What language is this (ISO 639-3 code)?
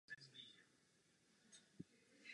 ces